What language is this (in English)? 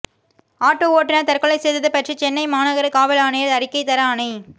Tamil